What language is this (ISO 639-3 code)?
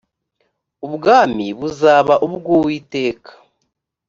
kin